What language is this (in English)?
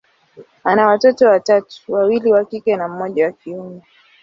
Swahili